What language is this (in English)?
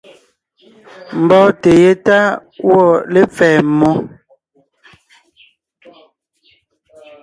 Ngiemboon